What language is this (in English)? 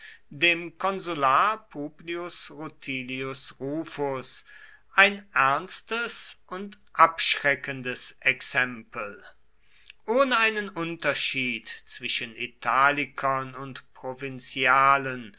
German